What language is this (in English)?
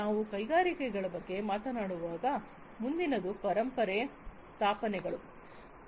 Kannada